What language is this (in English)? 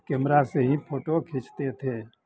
Hindi